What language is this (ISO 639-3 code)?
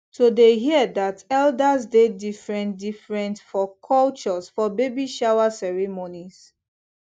pcm